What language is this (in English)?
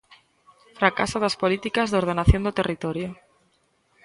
Galician